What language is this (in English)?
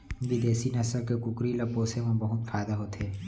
Chhattisgarhi